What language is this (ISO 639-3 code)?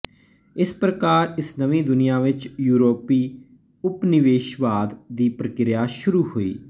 pan